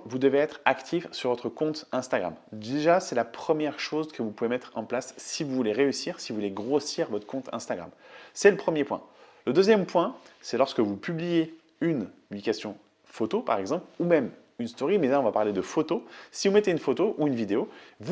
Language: French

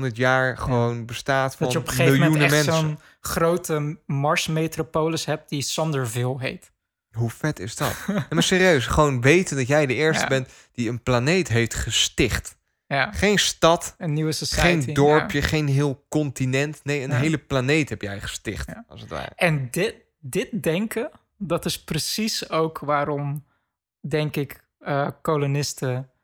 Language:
Dutch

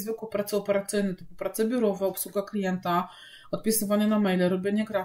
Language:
Polish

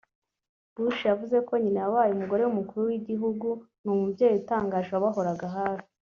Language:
Kinyarwanda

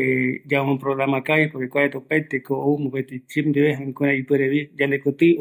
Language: Eastern Bolivian Guaraní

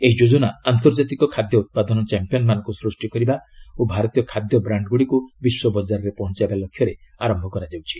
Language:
Odia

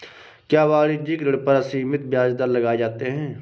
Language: Hindi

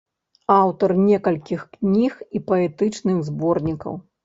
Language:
Belarusian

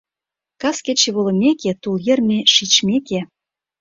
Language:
Mari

